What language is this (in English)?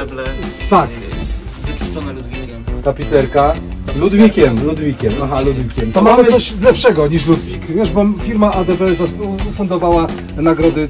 Polish